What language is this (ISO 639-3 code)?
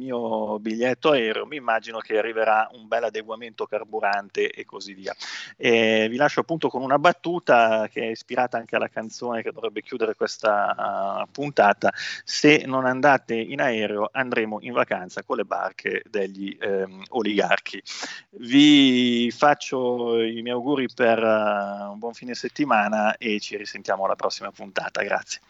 ita